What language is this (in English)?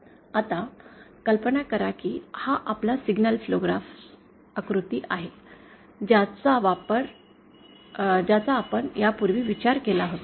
Marathi